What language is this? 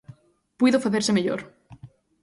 Galician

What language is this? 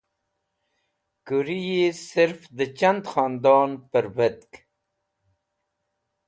Wakhi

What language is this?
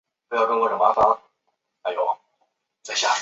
Chinese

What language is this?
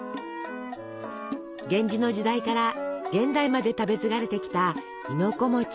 Japanese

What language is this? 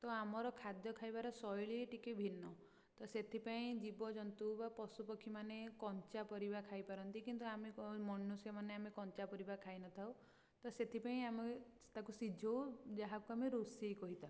Odia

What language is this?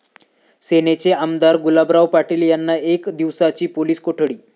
Marathi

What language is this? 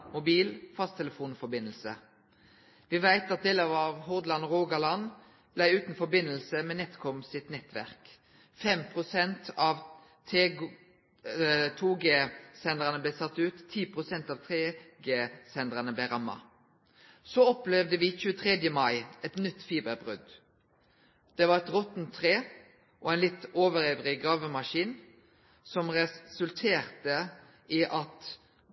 Norwegian Nynorsk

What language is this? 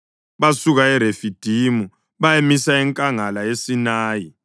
North Ndebele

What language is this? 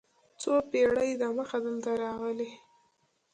Pashto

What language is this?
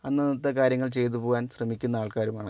Malayalam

